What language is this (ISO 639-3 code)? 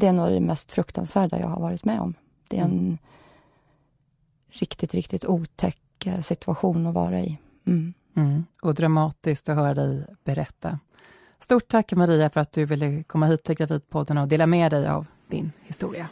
swe